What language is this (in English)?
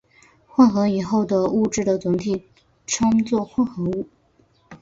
Chinese